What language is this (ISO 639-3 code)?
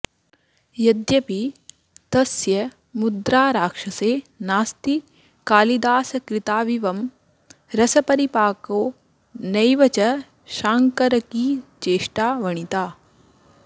san